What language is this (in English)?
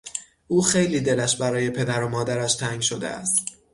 Persian